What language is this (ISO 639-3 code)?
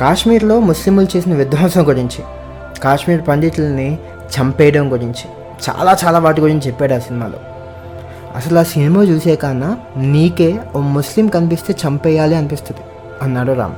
tel